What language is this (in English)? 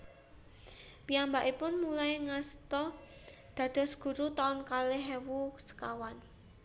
Javanese